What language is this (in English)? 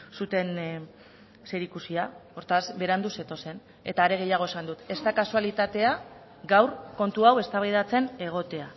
Basque